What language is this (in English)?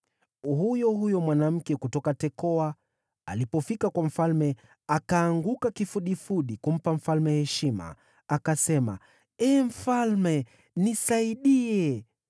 Swahili